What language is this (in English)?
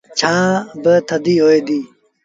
Sindhi Bhil